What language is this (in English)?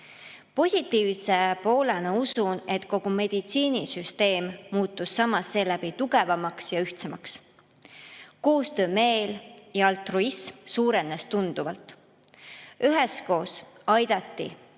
Estonian